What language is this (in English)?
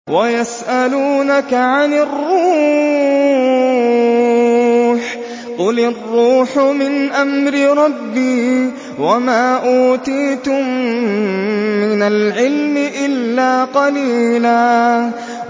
Arabic